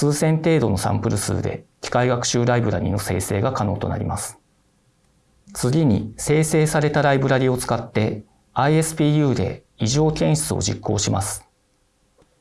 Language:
Japanese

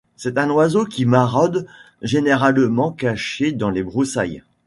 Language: French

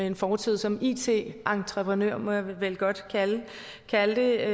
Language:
Danish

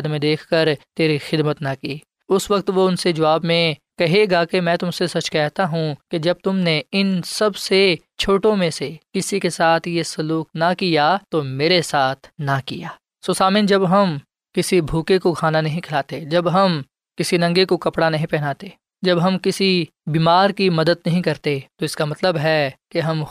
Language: Urdu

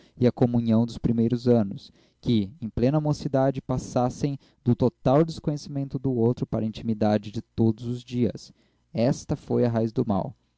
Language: Portuguese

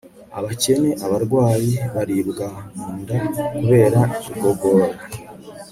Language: Kinyarwanda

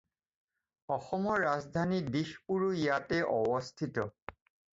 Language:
Assamese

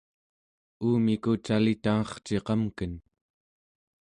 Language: Central Yupik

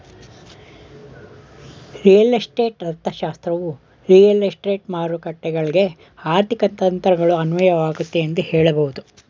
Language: Kannada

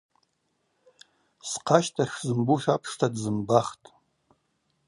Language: Abaza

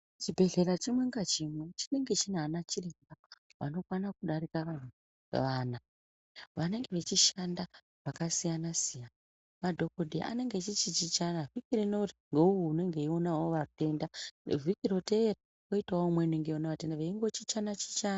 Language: Ndau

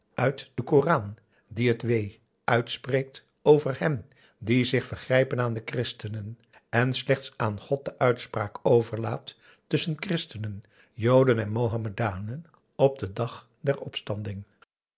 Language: Dutch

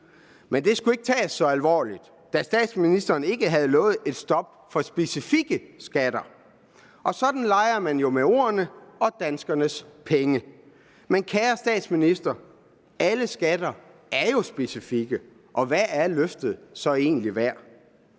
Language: Danish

